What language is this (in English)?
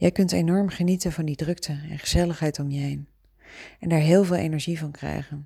Dutch